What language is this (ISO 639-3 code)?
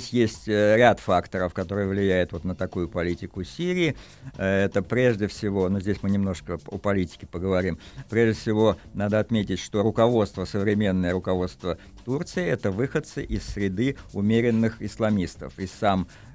rus